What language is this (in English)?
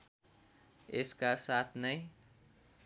Nepali